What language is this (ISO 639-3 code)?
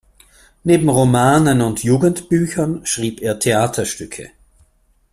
deu